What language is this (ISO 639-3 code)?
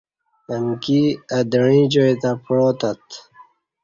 bsh